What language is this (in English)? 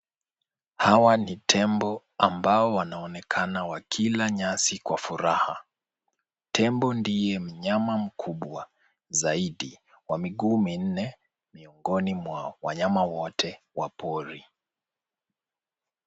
Swahili